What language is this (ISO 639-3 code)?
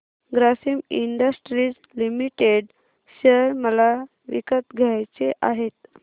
mar